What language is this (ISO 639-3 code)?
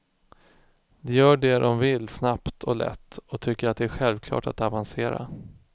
swe